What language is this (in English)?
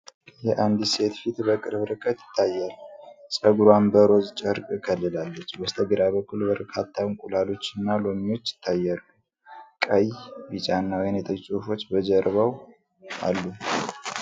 Amharic